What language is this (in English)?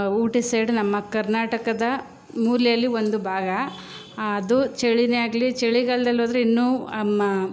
Kannada